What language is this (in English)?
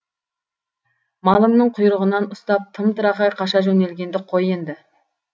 Kazakh